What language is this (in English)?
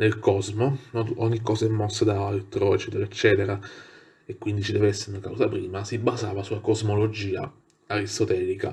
Italian